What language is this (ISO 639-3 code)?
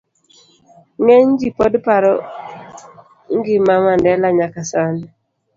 luo